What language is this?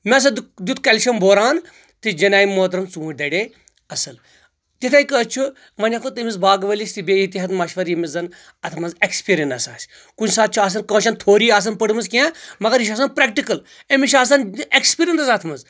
Kashmiri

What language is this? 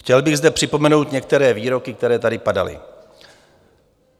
Czech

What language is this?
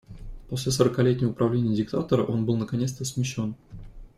Russian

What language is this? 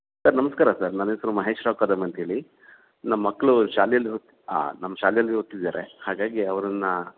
Kannada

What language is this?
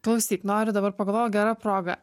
Lithuanian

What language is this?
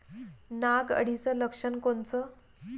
Marathi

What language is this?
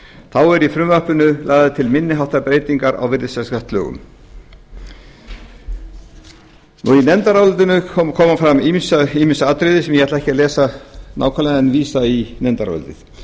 Icelandic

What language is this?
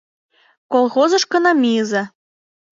Mari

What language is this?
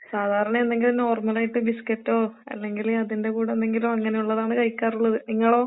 Malayalam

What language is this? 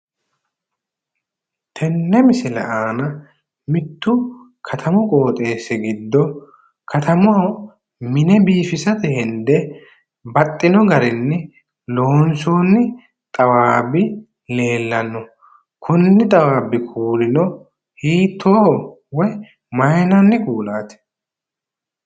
Sidamo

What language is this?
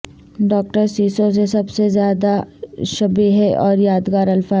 Urdu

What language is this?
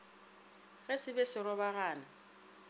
Northern Sotho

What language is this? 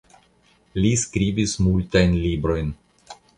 Esperanto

